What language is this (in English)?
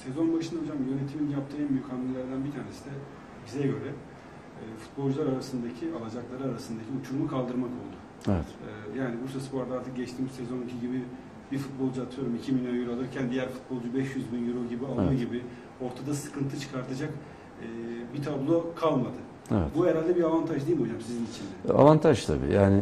Turkish